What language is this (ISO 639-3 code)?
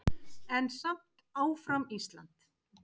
isl